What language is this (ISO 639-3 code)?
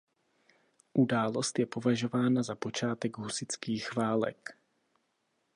ces